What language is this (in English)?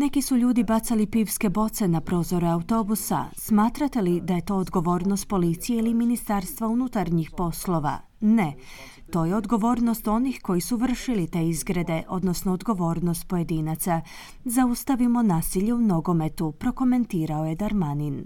Croatian